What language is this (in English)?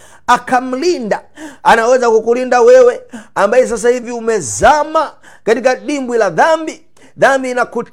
Swahili